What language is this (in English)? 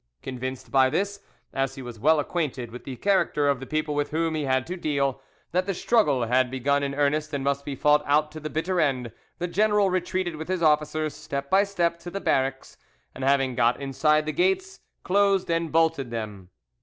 English